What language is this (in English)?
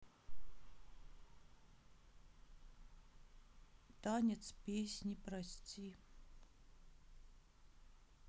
Russian